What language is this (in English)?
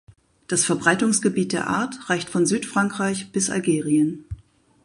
German